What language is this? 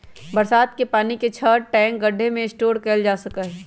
Magahi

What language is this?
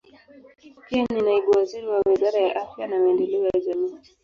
Swahili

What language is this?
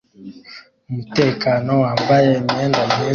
Kinyarwanda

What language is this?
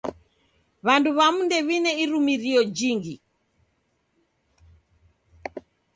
Taita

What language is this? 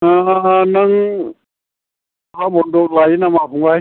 Bodo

